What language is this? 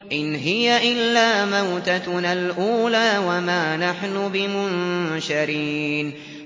Arabic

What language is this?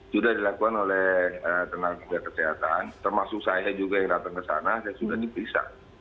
Indonesian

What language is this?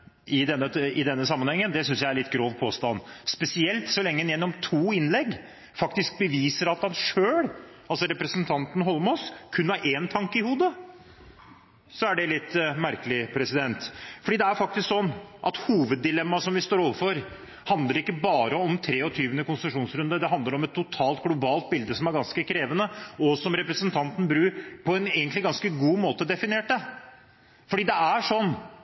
Norwegian Bokmål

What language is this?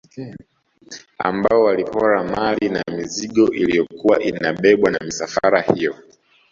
Swahili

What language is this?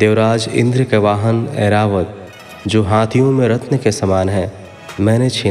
Hindi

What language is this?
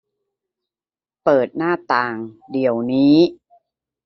Thai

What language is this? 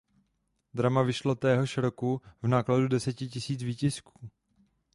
Czech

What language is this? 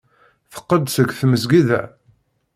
Kabyle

